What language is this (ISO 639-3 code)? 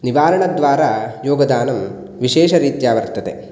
san